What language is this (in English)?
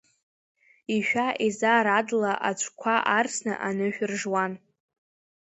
Abkhazian